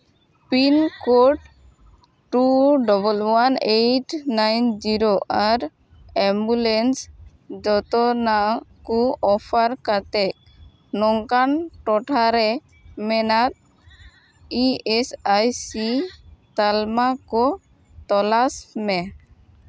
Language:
Santali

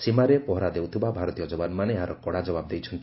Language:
Odia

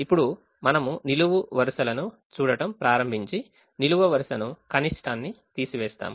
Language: Telugu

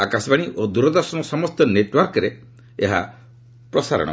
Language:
Odia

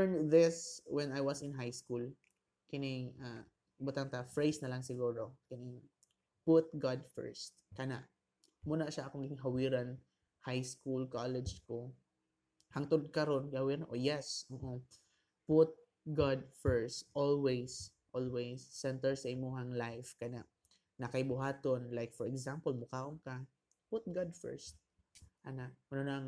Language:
Filipino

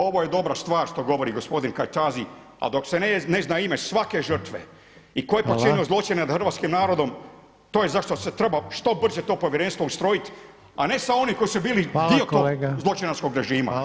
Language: Croatian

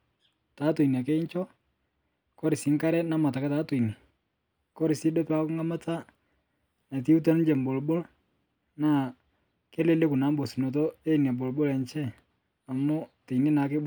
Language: Masai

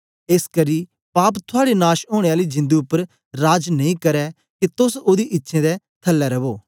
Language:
Dogri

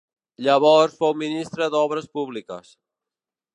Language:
Catalan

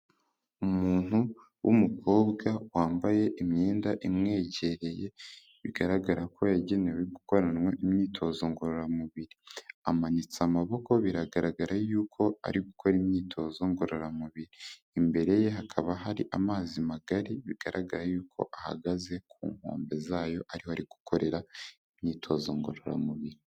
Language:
Kinyarwanda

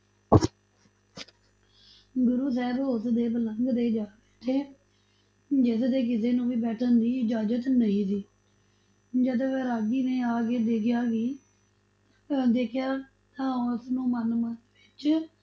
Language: Punjabi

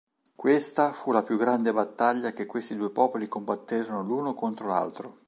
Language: Italian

